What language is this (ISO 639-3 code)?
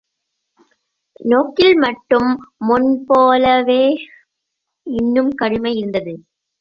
tam